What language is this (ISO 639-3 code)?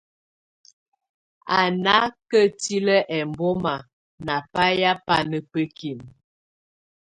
tvu